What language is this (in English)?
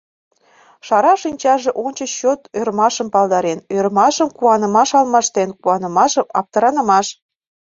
Mari